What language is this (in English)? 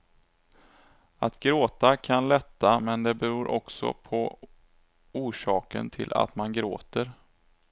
Swedish